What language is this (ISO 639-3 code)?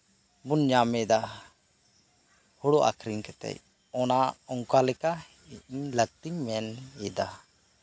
sat